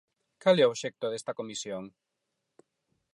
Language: Galician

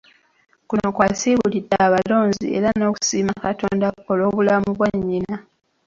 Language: Ganda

